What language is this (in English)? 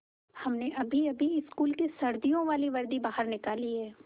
Hindi